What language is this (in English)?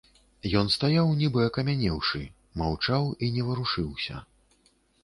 Belarusian